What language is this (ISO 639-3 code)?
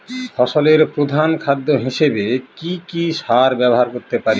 ben